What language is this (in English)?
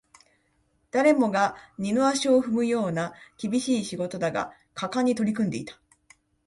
Japanese